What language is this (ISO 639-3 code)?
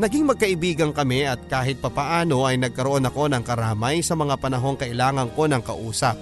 fil